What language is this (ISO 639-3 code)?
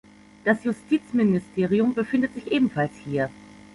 deu